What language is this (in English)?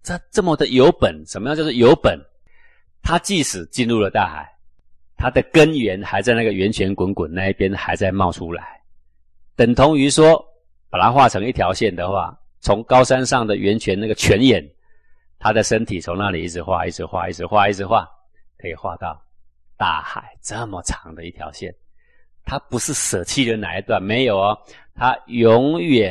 Chinese